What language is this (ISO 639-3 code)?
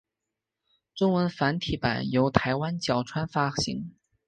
zho